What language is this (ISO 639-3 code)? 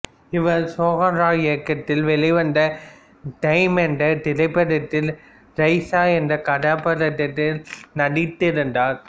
tam